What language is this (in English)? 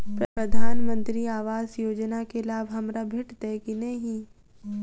Maithili